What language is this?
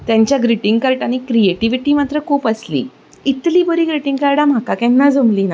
Konkani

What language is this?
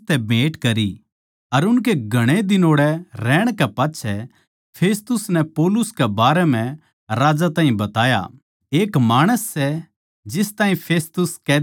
Haryanvi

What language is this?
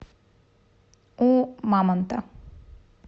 Russian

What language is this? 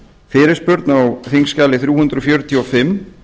Icelandic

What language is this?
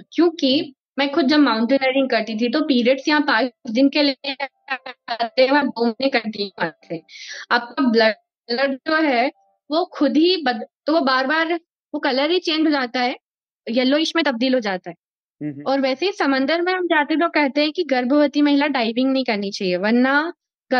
Hindi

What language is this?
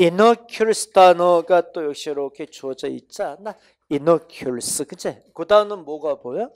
Korean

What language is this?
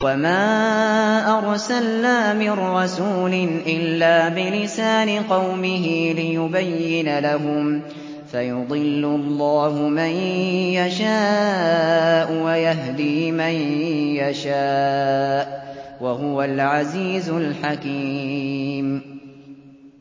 Arabic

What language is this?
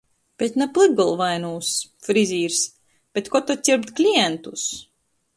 Latgalian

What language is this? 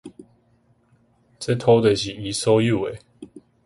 Min Nan Chinese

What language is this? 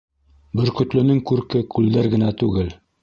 Bashkir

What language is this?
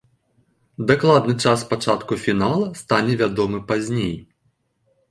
Belarusian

